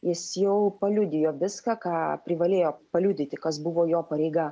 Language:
Lithuanian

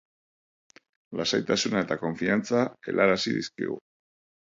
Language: Basque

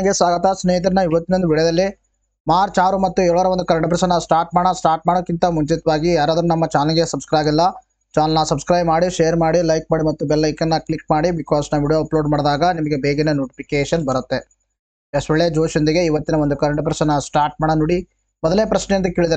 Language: Kannada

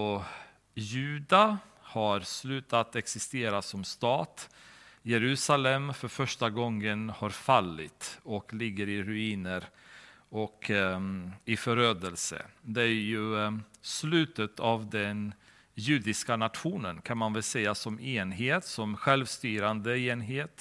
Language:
Swedish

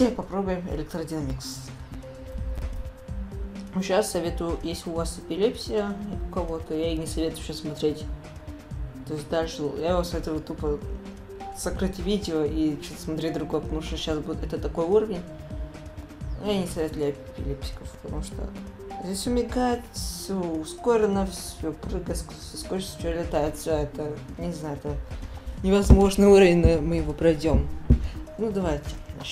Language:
Russian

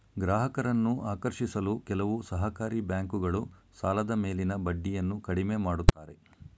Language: Kannada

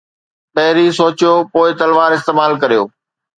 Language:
Sindhi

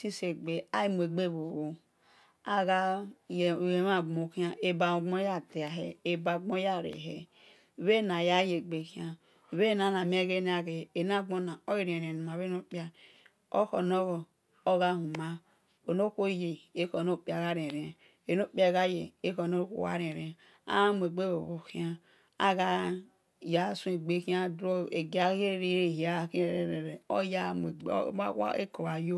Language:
Esan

